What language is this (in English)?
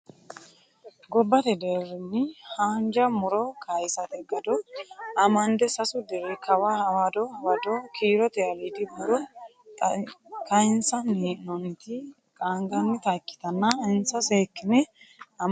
Sidamo